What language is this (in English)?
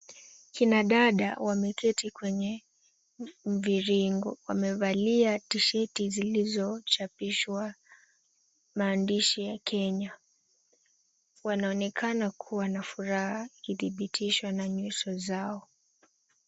Swahili